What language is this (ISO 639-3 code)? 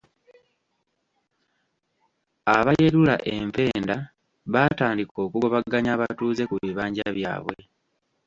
lug